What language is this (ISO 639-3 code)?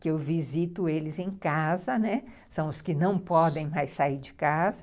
por